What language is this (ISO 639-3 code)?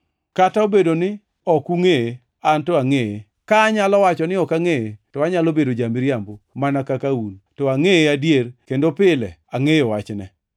luo